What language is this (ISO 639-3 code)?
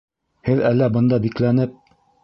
bak